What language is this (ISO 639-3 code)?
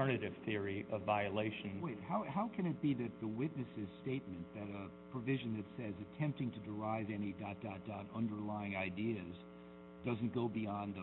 eng